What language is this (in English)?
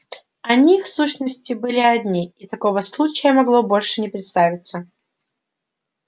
Russian